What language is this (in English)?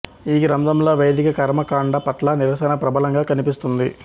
Telugu